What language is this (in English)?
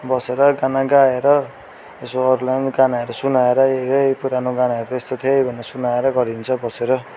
Nepali